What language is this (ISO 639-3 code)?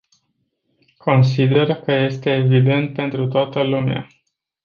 ron